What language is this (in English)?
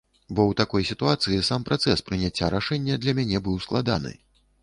Belarusian